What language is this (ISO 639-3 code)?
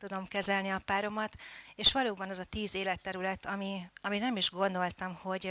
hun